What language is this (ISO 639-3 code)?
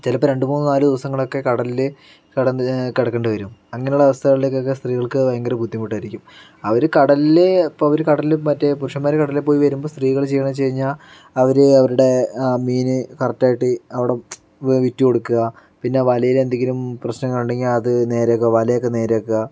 mal